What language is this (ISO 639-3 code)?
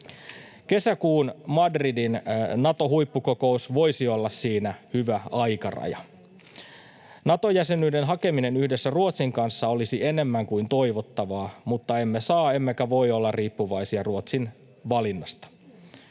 fin